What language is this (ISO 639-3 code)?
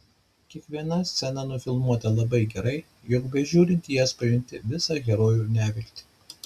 lit